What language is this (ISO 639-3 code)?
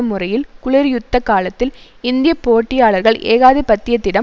tam